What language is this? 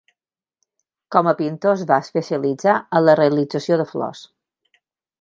Catalan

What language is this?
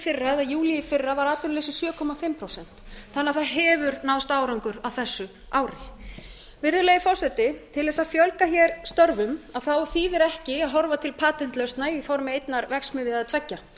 Icelandic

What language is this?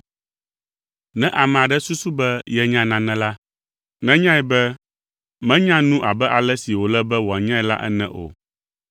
Ewe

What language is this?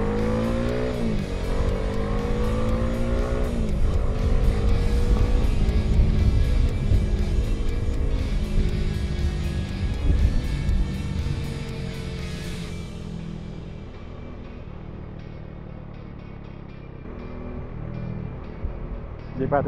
Filipino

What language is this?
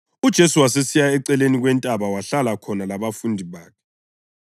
North Ndebele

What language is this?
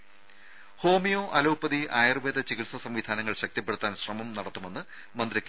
Malayalam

